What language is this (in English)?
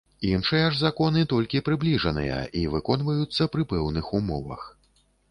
Belarusian